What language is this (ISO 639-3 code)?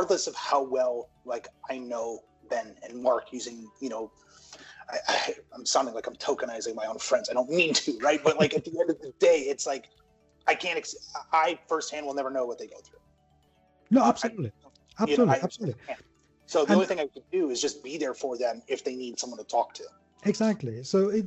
eng